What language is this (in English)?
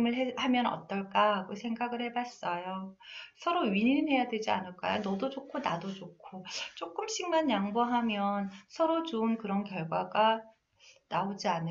Korean